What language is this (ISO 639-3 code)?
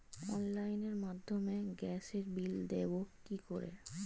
ben